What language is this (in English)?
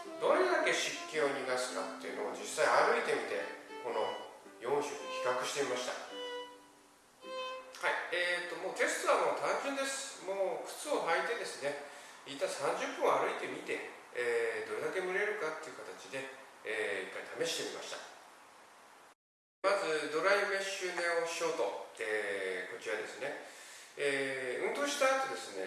Japanese